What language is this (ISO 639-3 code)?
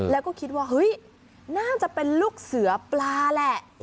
tha